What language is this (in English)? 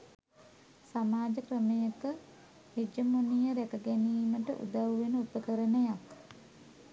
Sinhala